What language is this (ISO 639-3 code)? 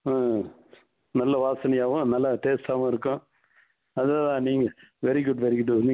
tam